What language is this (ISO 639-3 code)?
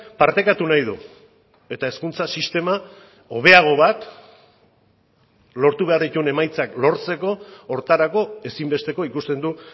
eus